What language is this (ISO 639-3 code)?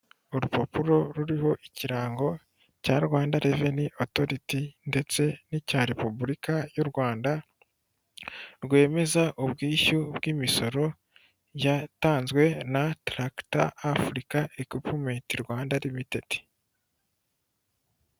kin